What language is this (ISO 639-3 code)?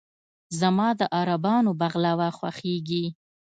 pus